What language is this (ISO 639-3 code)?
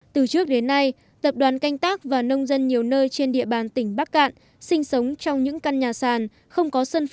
vie